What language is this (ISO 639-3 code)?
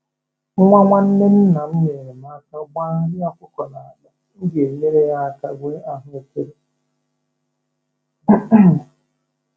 ibo